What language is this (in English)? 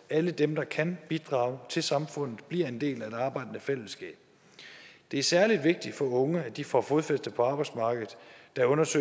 Danish